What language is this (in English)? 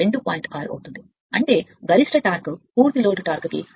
Telugu